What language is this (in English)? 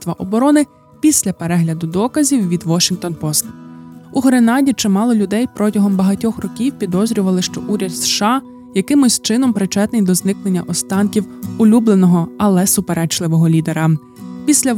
Ukrainian